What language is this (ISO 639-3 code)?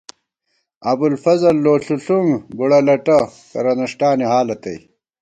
gwt